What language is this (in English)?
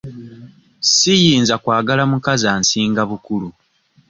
Ganda